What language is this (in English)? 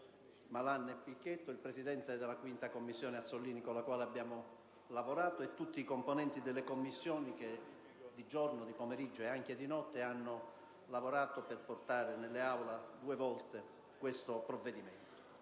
Italian